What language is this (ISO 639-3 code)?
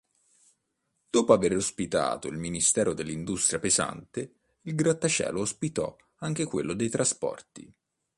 ita